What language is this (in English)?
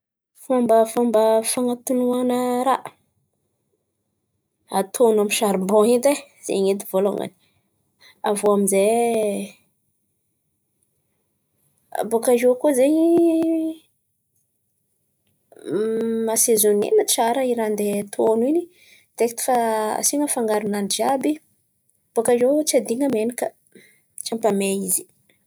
Antankarana Malagasy